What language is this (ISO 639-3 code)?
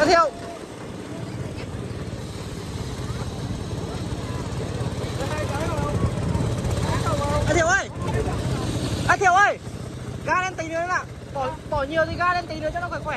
vie